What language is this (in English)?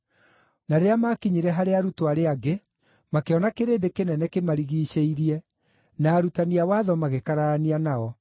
Kikuyu